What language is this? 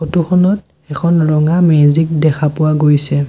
Assamese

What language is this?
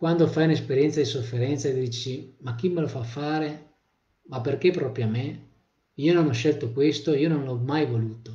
Italian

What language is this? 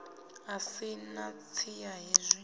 Venda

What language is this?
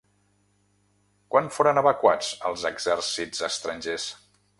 Catalan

